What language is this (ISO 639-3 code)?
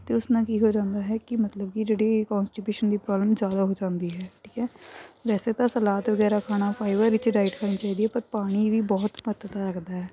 pan